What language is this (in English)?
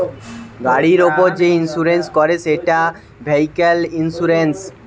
Bangla